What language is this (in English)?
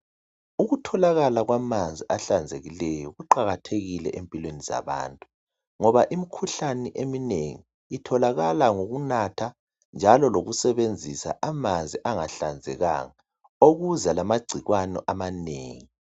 North Ndebele